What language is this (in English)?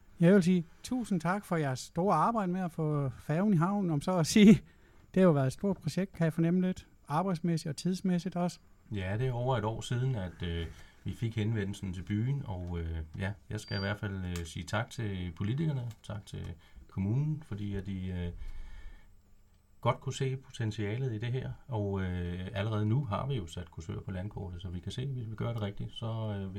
Danish